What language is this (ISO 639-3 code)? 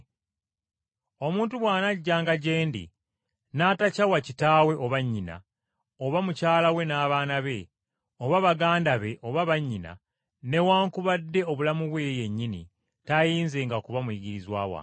lug